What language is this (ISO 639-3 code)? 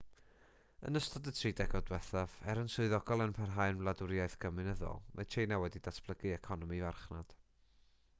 cym